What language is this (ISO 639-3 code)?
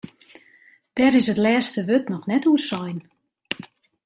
fry